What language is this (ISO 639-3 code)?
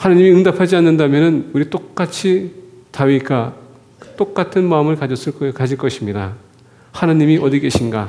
kor